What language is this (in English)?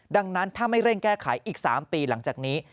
Thai